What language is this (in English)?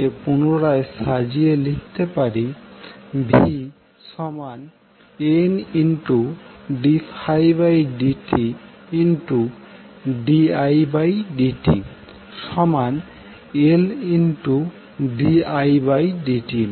Bangla